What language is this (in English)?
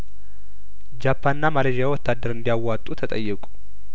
Amharic